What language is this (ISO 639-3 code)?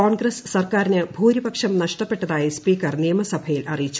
mal